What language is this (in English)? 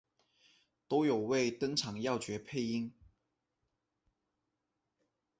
Chinese